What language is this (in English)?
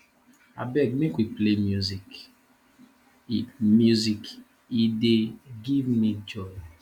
Nigerian Pidgin